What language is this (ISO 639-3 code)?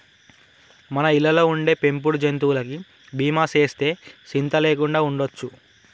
tel